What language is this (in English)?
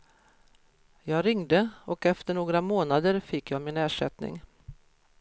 Swedish